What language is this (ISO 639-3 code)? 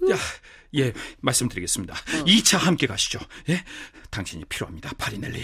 kor